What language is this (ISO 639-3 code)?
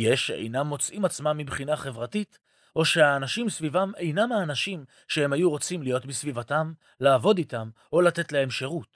heb